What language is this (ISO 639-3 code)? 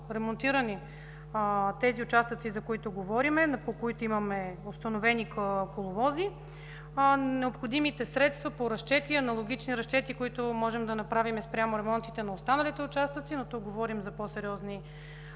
bul